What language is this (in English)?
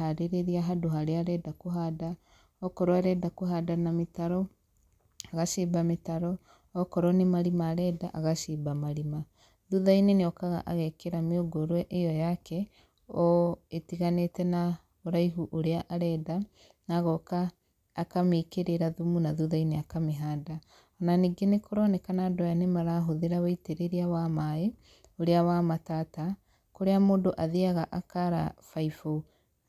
Kikuyu